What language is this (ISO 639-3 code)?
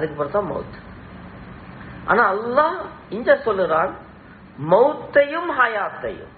ara